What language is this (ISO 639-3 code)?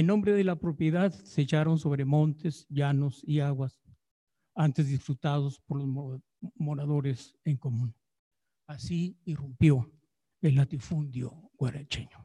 spa